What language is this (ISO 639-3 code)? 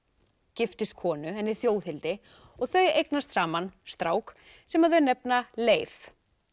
isl